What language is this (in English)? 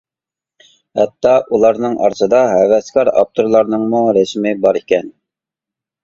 Uyghur